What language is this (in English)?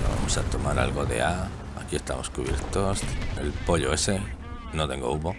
Spanish